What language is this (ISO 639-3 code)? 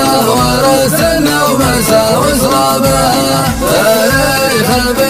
ara